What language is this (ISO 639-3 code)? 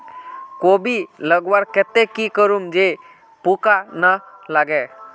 mag